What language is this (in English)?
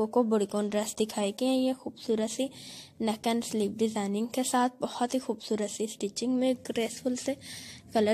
Hindi